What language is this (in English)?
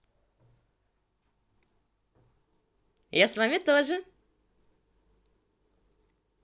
Russian